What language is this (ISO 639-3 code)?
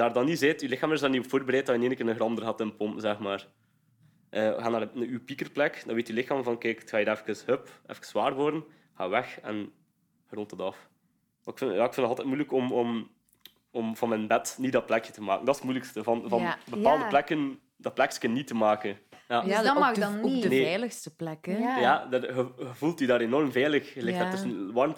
nld